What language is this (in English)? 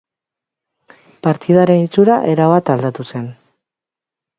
Basque